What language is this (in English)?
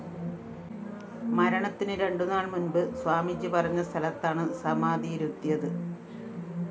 Malayalam